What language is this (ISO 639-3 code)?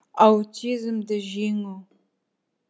kaz